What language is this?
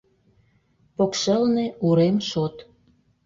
Mari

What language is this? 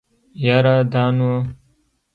Pashto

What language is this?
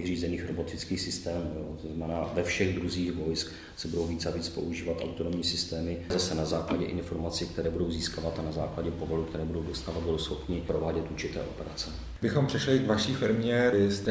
Czech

